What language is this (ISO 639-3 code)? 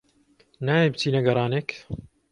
ckb